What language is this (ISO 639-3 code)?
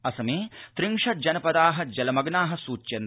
san